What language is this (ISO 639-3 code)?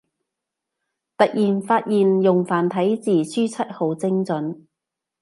yue